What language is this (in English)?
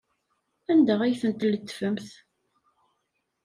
Kabyle